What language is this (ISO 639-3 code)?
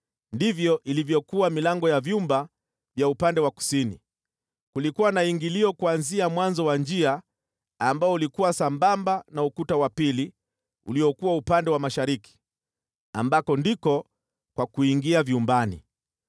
swa